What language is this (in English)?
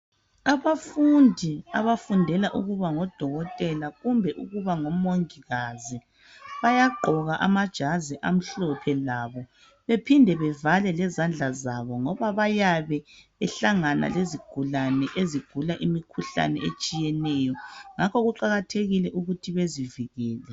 North Ndebele